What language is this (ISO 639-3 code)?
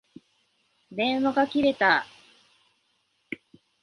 jpn